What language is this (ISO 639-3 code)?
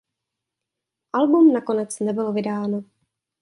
ces